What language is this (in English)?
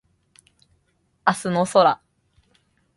Japanese